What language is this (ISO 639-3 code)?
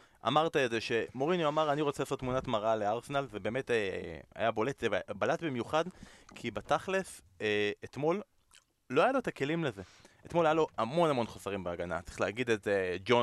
heb